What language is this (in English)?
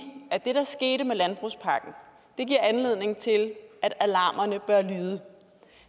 Danish